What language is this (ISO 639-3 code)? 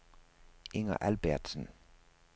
dan